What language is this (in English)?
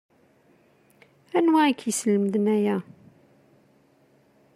Kabyle